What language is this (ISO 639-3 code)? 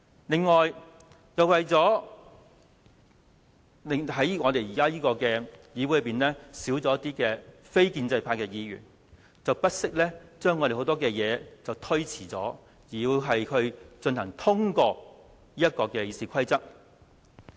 yue